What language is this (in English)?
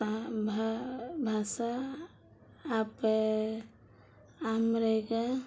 Odia